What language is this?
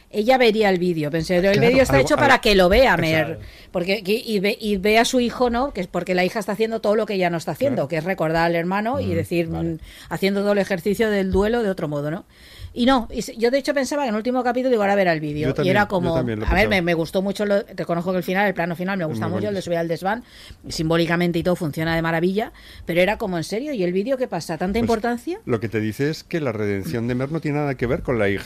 Spanish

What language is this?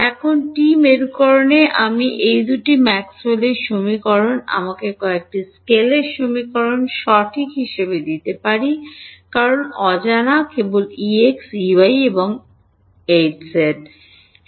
Bangla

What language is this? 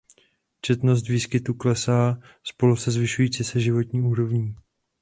Czech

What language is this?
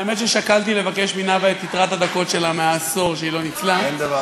Hebrew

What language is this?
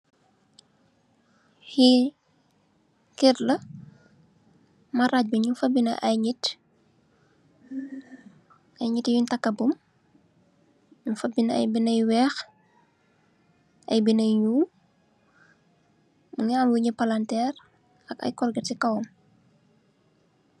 Wolof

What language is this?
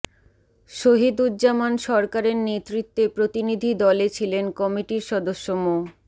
Bangla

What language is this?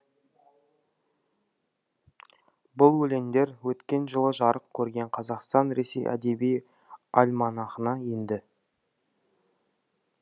Kazakh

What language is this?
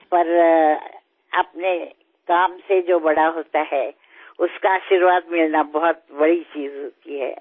Telugu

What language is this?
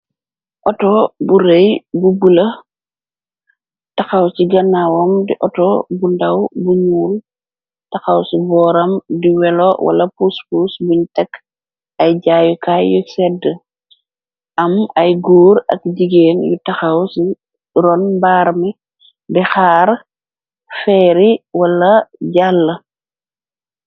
Wolof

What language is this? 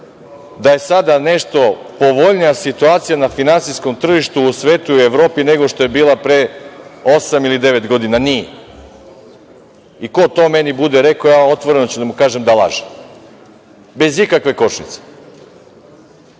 Serbian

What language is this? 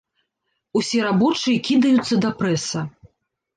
Belarusian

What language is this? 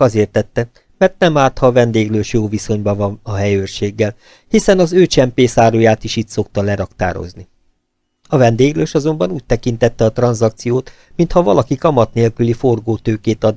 Hungarian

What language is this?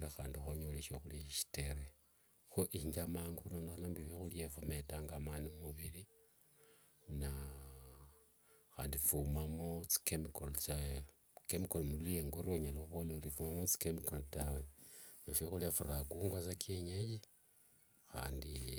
Wanga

